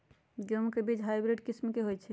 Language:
Magahi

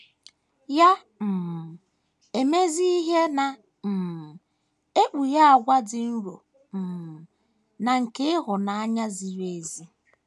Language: Igbo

